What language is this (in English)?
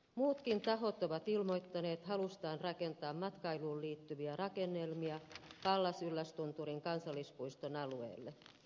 Finnish